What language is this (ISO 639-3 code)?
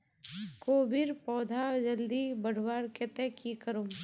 mag